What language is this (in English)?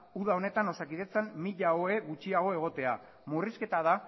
Basque